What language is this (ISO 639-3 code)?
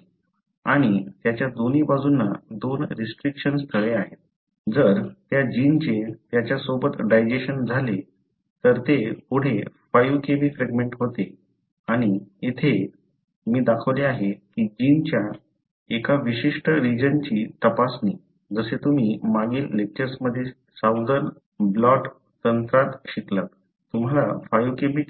mar